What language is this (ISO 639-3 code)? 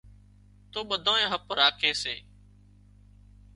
kxp